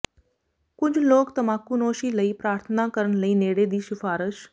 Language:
Punjabi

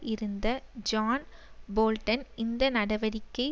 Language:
Tamil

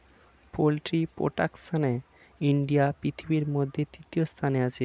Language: Bangla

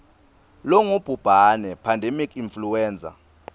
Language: Swati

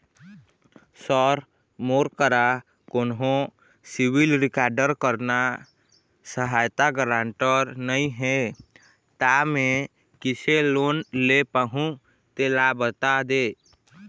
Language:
Chhattisgarhi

